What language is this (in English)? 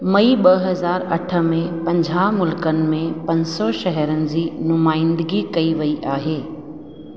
Sindhi